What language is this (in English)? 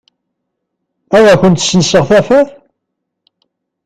Kabyle